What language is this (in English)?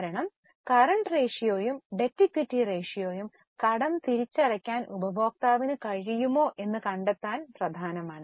Malayalam